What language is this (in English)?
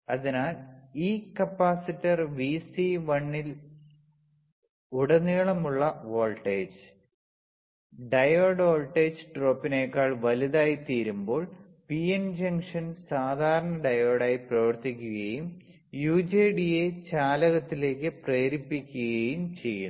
Malayalam